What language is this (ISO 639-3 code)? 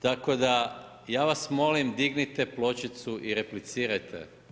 hrv